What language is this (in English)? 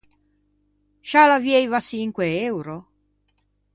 Ligurian